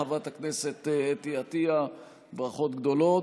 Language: Hebrew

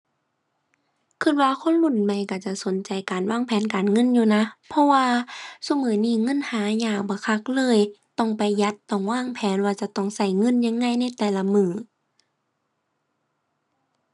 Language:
Thai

